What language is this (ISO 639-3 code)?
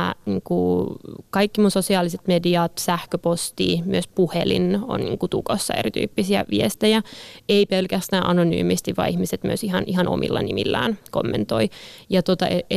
fin